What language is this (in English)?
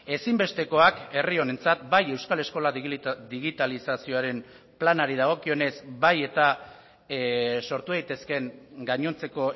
Basque